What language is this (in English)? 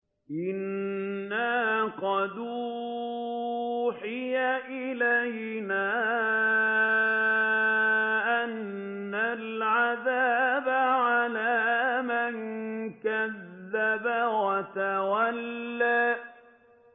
Arabic